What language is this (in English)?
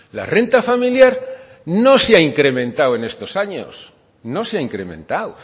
Spanish